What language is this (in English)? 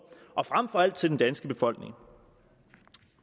Danish